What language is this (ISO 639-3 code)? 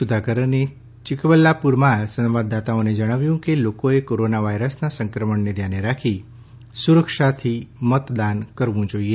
guj